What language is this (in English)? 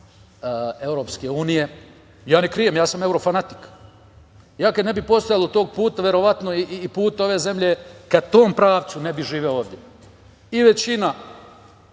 Serbian